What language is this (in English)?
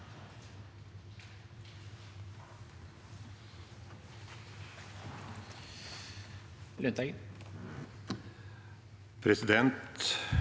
Norwegian